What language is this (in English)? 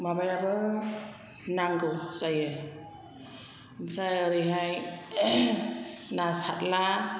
Bodo